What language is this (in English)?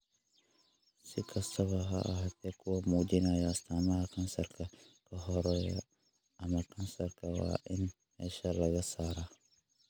Somali